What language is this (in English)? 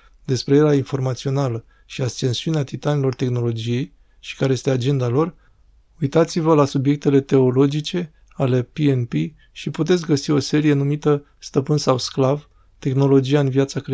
Romanian